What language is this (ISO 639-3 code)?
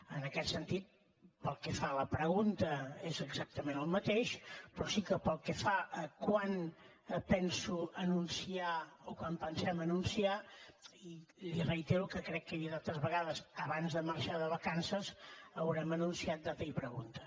cat